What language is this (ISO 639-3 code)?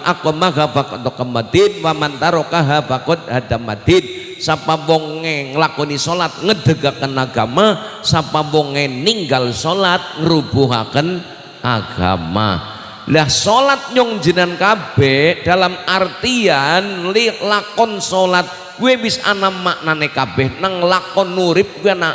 ind